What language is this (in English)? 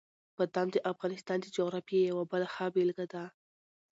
Pashto